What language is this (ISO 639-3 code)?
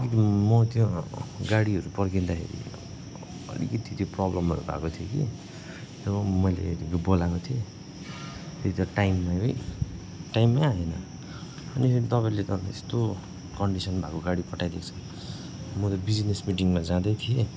nep